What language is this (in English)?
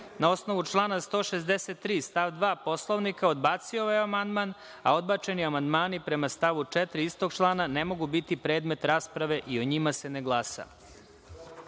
Serbian